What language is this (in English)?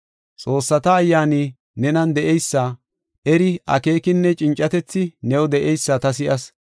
Gofa